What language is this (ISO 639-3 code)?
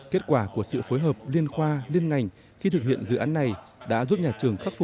vie